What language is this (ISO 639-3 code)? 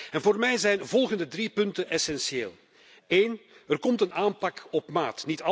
nld